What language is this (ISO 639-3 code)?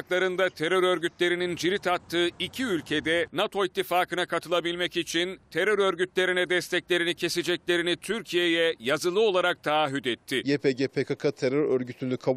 tur